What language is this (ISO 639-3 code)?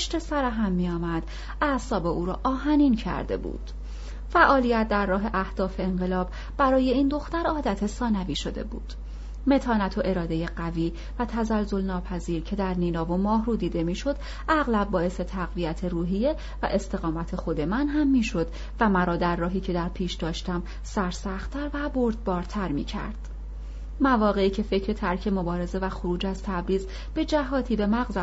fas